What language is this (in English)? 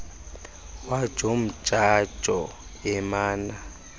Xhosa